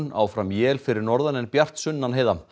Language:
Icelandic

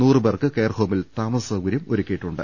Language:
Malayalam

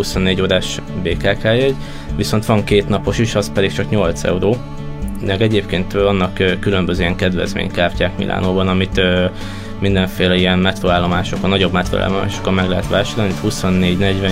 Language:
Hungarian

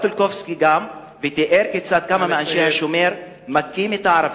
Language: Hebrew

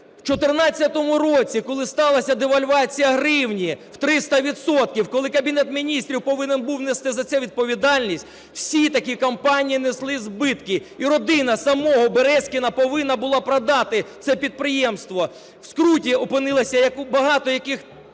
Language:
Ukrainian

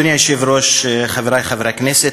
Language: Hebrew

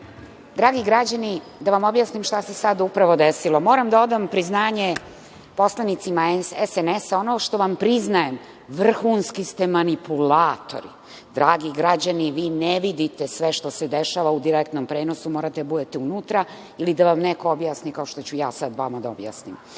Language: Serbian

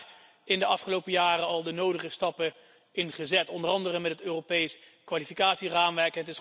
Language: Dutch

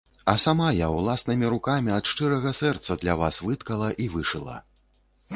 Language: Belarusian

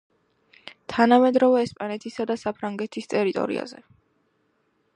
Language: Georgian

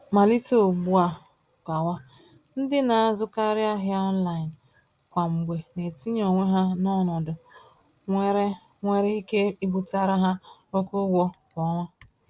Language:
Igbo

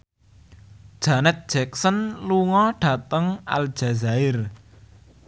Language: Javanese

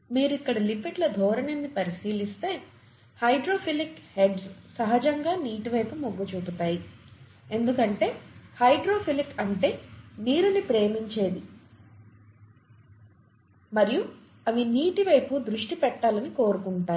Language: Telugu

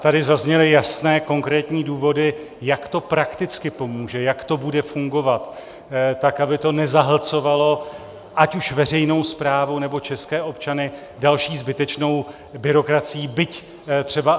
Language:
Czech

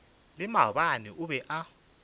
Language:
Northern Sotho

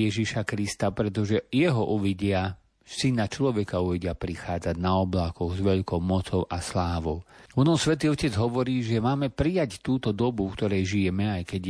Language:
Slovak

